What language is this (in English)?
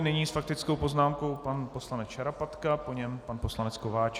Czech